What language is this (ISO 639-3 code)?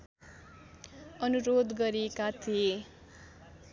nep